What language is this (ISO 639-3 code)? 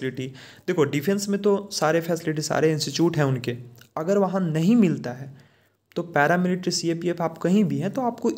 hin